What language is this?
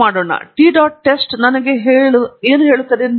Kannada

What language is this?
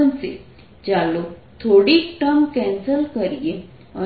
Gujarati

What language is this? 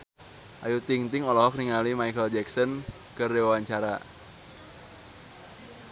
Sundanese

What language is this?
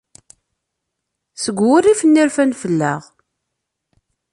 Kabyle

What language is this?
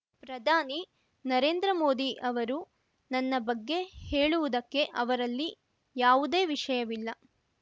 Kannada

